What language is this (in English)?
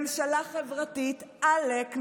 Hebrew